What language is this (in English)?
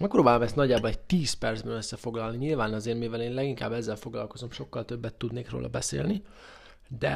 Hungarian